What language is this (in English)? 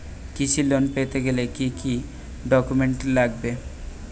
Bangla